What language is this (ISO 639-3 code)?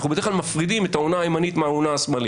heb